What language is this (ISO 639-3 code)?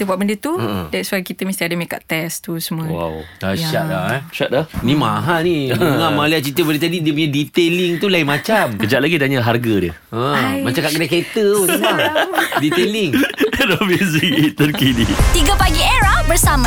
msa